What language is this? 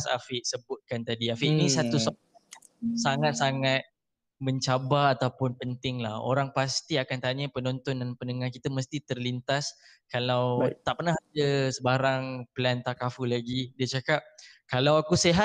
Malay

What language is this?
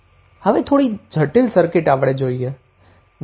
Gujarati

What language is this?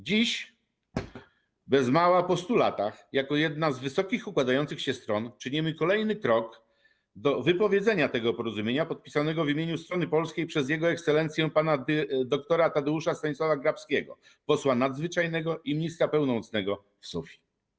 Polish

